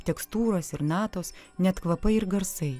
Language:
Lithuanian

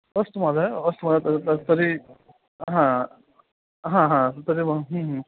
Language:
Sanskrit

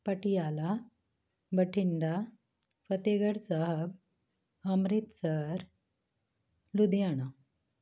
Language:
Punjabi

